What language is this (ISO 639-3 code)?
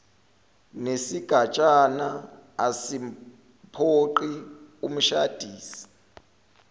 zul